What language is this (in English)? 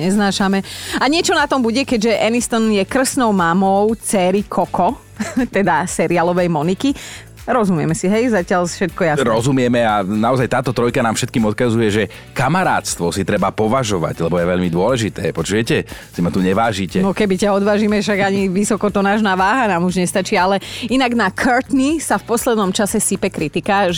Slovak